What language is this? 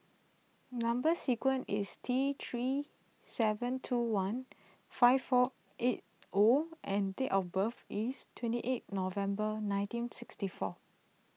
English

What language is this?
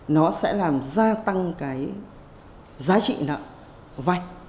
Vietnamese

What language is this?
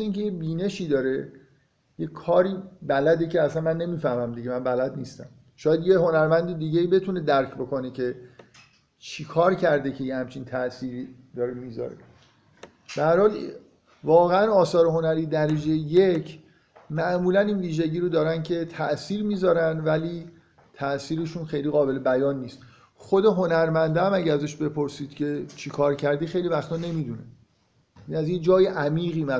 Persian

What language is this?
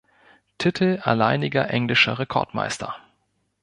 German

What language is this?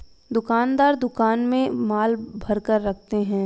Hindi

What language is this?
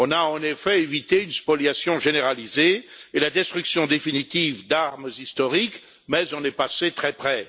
French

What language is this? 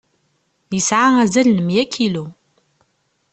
Kabyle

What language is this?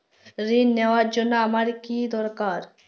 Bangla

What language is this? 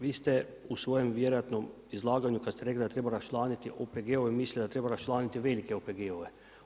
Croatian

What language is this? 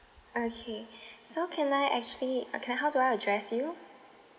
English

